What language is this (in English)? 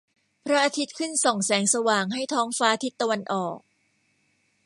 Thai